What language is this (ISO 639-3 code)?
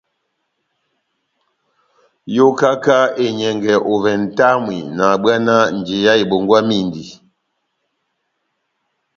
bnm